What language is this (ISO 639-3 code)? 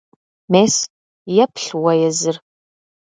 kbd